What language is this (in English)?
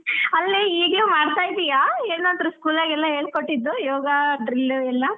Kannada